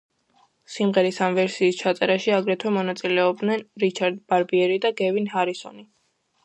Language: Georgian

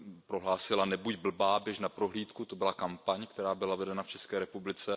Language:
Czech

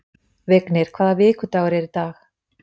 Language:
Icelandic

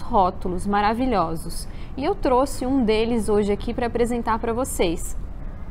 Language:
Portuguese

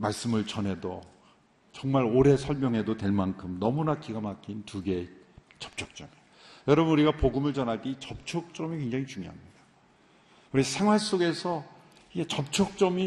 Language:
Korean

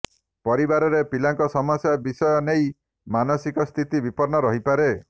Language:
Odia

